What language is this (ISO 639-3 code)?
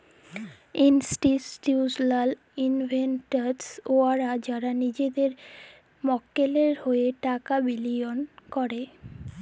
ben